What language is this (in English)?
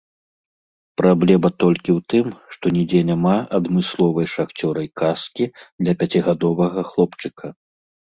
Belarusian